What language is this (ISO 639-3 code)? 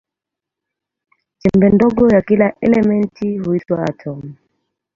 swa